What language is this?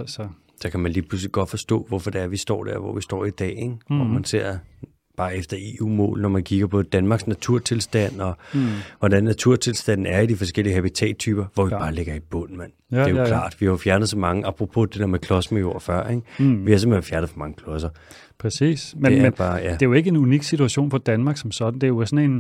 Danish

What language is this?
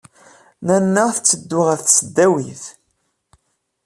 Kabyle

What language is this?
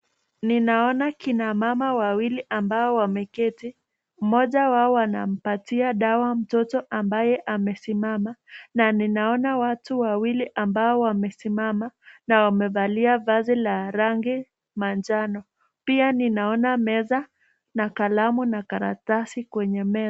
Swahili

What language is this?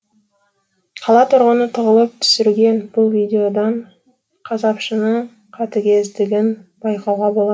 Kazakh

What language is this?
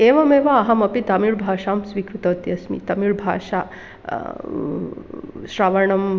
Sanskrit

